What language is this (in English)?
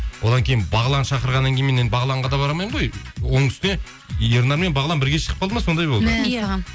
Kazakh